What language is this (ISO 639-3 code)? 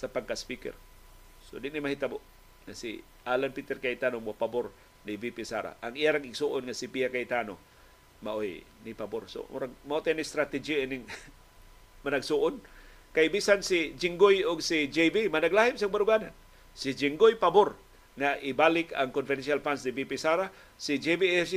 fil